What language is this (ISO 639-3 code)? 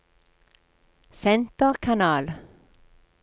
nor